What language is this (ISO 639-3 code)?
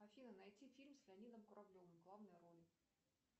rus